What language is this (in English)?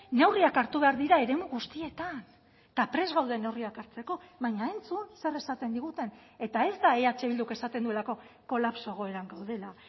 Basque